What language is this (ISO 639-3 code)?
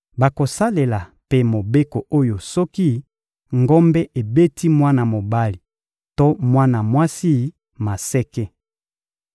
lin